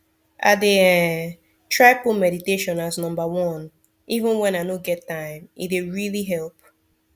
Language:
Nigerian Pidgin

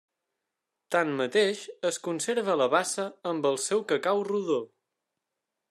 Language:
Catalan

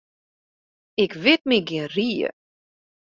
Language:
Western Frisian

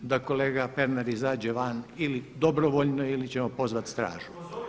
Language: Croatian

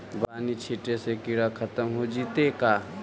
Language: Magahi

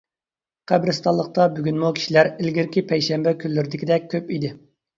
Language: Uyghur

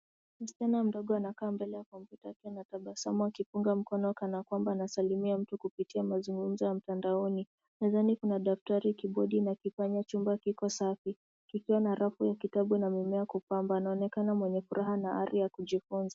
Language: Swahili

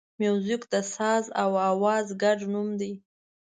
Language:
Pashto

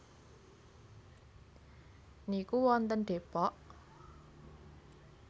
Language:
Javanese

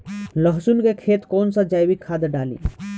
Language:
Bhojpuri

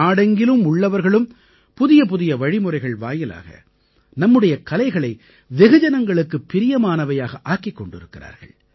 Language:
Tamil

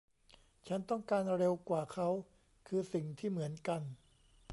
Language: Thai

